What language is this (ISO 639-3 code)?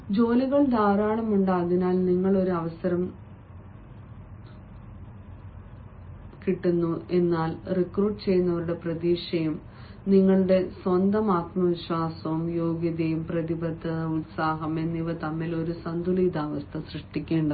mal